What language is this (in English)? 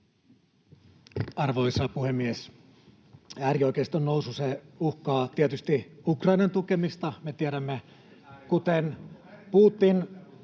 Finnish